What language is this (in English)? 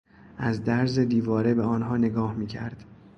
Persian